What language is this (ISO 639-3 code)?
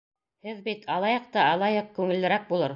bak